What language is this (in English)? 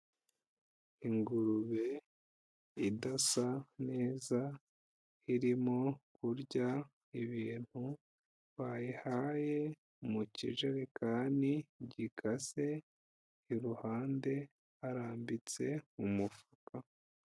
Kinyarwanda